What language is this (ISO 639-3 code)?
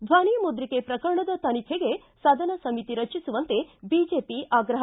kan